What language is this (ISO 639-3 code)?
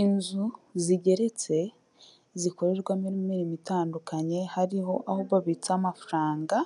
kin